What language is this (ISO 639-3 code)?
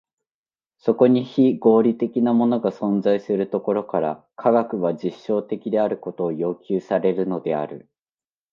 jpn